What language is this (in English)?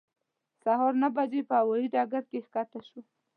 Pashto